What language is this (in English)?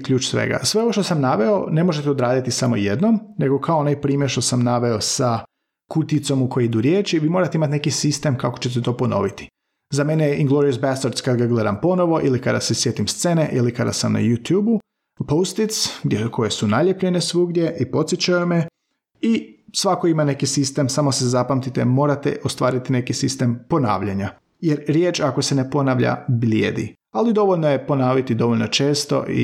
Croatian